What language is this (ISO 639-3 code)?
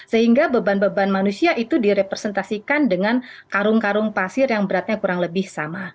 ind